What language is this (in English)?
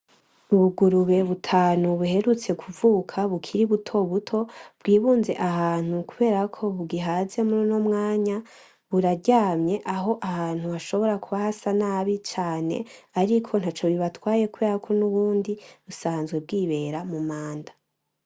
Rundi